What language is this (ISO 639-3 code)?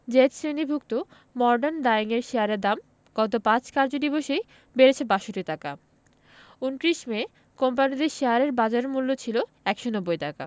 ben